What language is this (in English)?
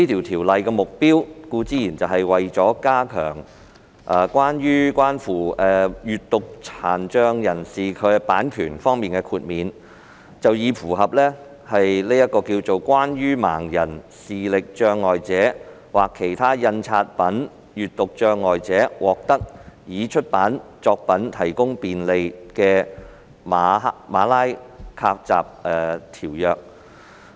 Cantonese